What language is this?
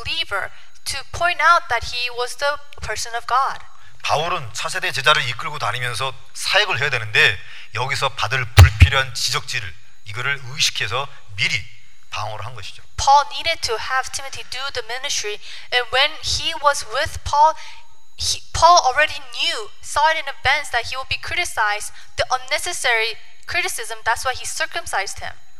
Korean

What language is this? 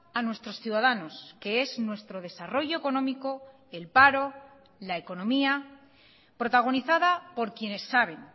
Spanish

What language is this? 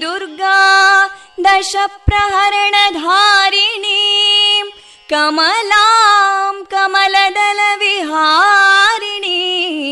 Kannada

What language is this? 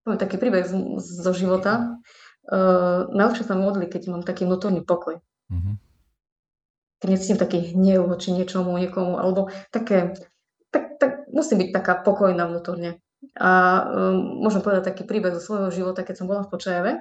Slovak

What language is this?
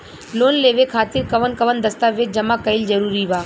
Bhojpuri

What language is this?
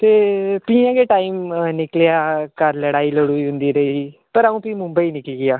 Dogri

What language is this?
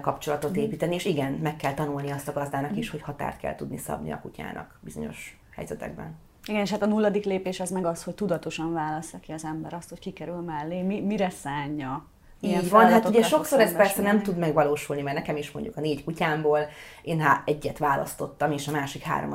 Hungarian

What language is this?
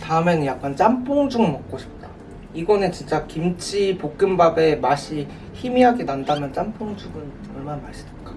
Korean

